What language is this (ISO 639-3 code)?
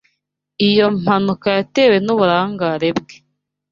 kin